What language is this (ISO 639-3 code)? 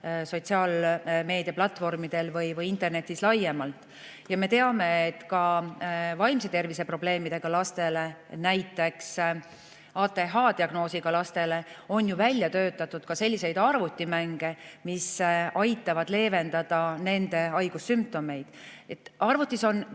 est